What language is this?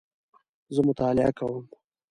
Pashto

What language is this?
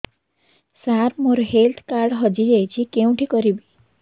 Odia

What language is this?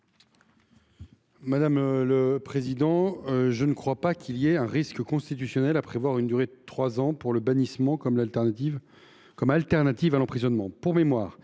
French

